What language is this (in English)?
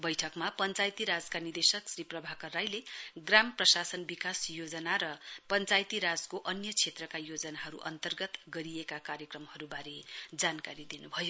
Nepali